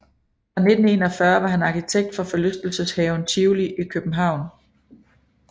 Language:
Danish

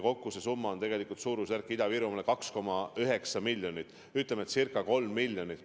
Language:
Estonian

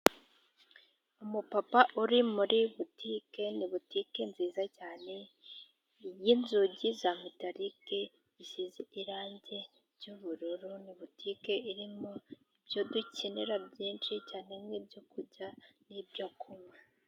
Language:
Kinyarwanda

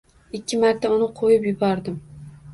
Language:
Uzbek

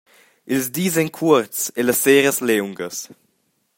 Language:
Romansh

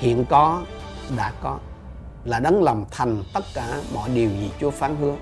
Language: Vietnamese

